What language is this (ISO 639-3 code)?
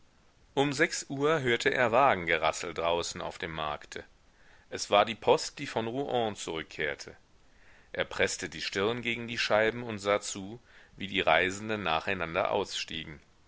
deu